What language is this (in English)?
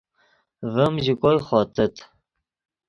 Yidgha